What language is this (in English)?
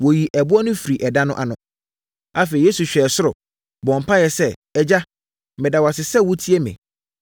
Akan